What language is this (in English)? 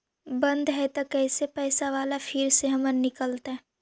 Magahi